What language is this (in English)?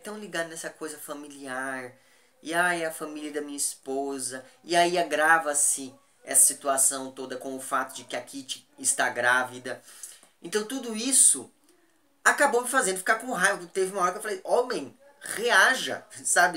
Portuguese